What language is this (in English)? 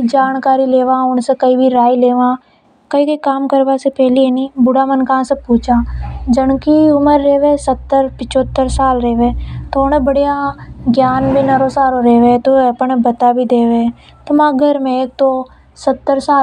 Hadothi